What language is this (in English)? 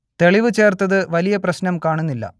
Malayalam